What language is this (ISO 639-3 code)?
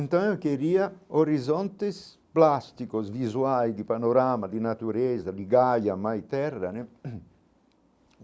por